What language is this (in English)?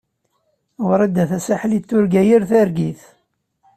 Kabyle